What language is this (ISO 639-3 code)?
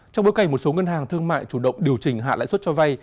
vie